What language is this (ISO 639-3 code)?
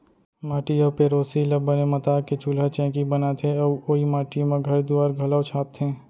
hne